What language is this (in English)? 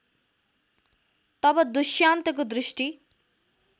Nepali